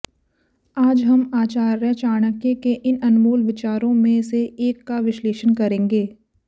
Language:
Hindi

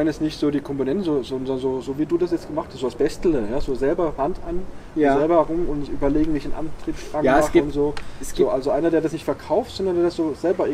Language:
German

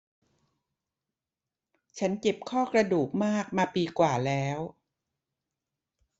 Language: Thai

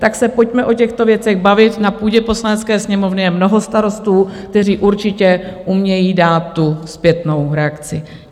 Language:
Czech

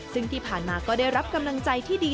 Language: Thai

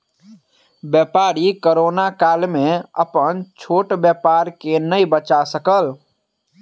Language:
Maithili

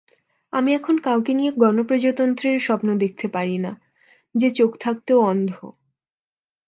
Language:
Bangla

